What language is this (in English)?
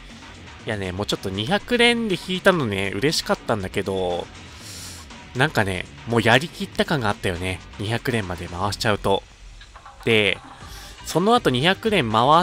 Japanese